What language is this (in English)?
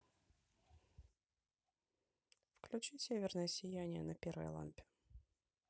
Russian